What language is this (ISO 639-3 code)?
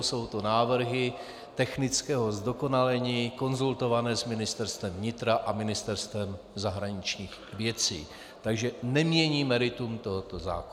ces